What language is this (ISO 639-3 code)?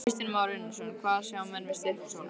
isl